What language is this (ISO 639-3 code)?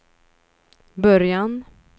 swe